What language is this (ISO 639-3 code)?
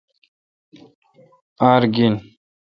xka